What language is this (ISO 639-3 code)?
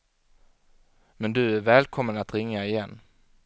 swe